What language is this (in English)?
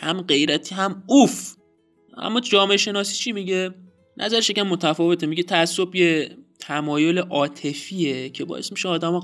Persian